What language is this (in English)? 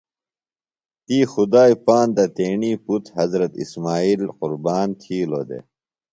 Phalura